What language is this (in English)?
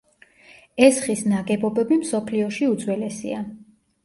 Georgian